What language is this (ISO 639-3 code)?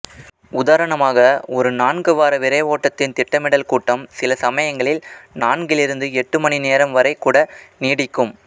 tam